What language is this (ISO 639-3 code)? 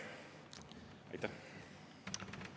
est